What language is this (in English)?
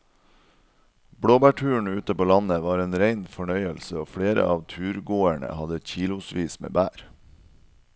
Norwegian